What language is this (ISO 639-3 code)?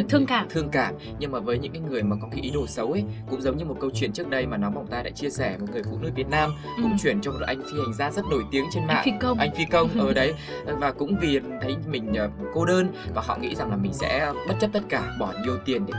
vie